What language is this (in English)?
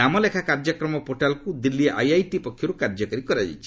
Odia